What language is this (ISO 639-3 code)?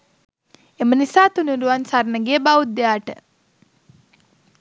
sin